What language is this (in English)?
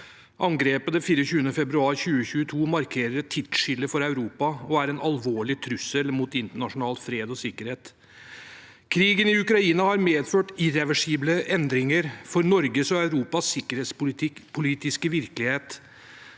Norwegian